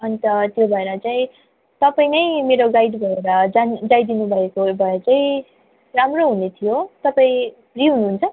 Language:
Nepali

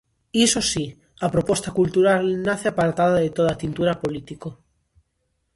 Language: Galician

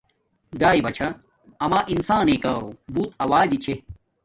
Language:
Domaaki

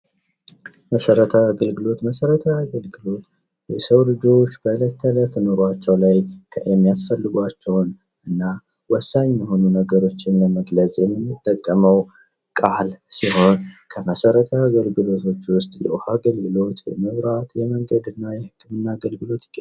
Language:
Amharic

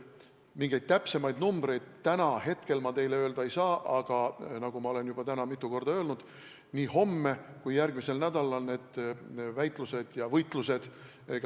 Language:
Estonian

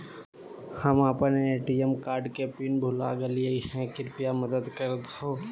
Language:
Magahi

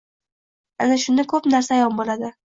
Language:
Uzbek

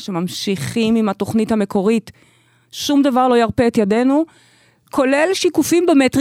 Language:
Hebrew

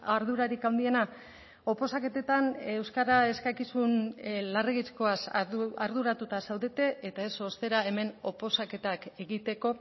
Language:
Basque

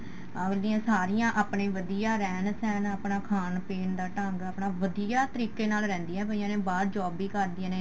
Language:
Punjabi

